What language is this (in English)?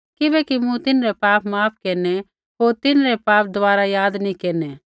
Kullu Pahari